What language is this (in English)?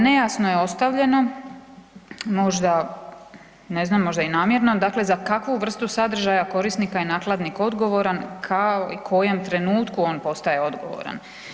Croatian